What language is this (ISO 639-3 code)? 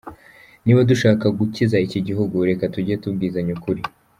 kin